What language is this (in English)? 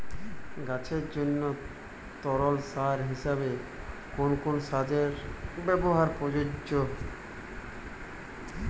Bangla